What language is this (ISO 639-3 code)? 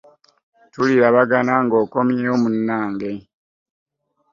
lug